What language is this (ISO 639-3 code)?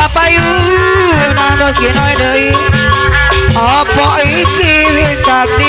tha